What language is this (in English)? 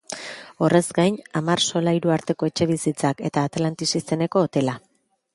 Basque